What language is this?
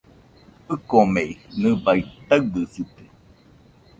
Nüpode Huitoto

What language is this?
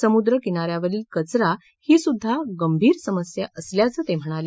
Marathi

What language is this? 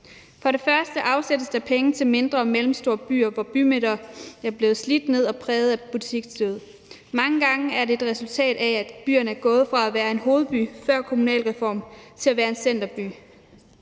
Danish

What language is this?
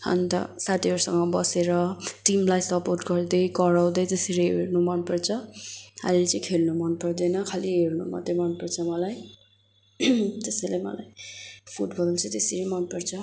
Nepali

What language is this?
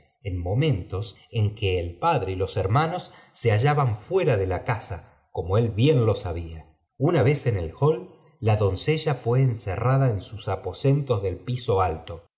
Spanish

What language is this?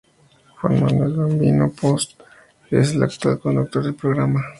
Spanish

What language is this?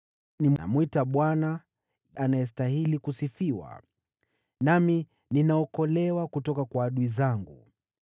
Swahili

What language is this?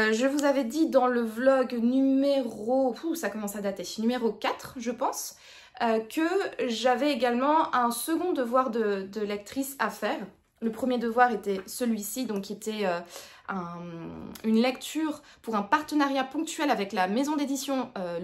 French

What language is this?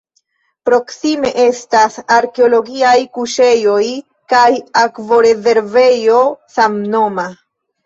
Esperanto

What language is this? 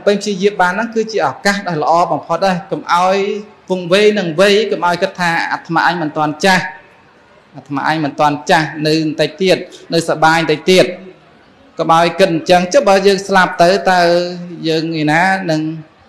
Vietnamese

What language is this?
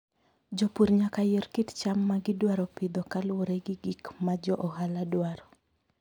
Luo (Kenya and Tanzania)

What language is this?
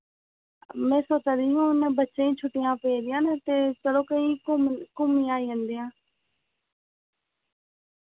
Dogri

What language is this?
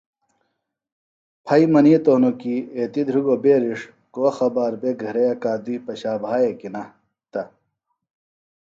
Phalura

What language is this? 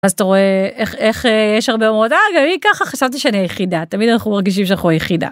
Hebrew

